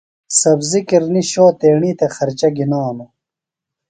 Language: Phalura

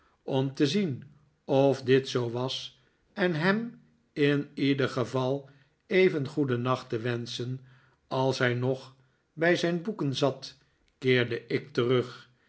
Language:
Dutch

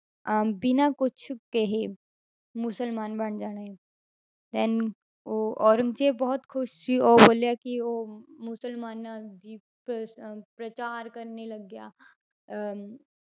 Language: Punjabi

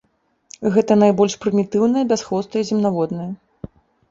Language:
Belarusian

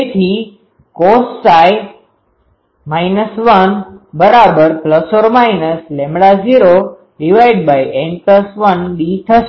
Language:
Gujarati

